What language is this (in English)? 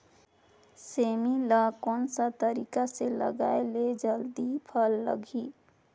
Chhattisgarhi